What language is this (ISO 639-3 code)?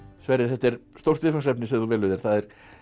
isl